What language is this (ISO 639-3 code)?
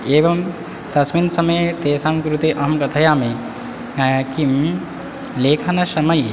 san